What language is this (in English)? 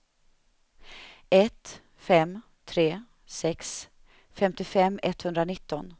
Swedish